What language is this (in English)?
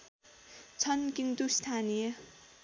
Nepali